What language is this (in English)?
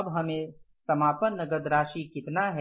Hindi